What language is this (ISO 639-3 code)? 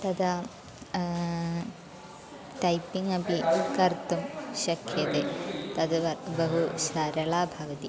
san